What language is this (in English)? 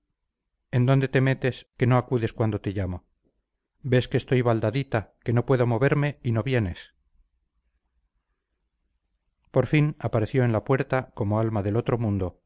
Spanish